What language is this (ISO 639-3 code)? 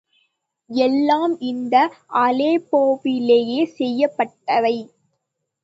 tam